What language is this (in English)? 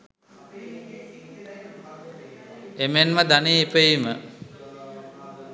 Sinhala